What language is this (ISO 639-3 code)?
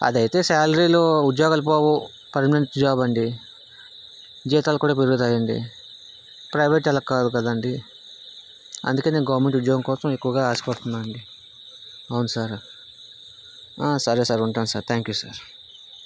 tel